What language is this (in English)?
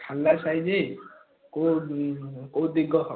Odia